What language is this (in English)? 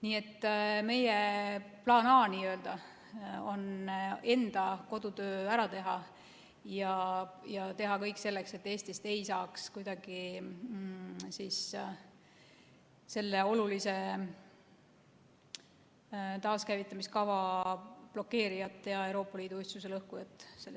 Estonian